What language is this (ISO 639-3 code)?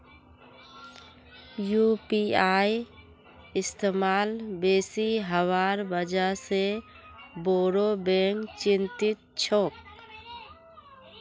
mag